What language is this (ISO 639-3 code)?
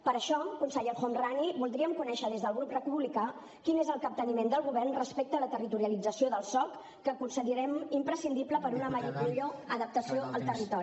cat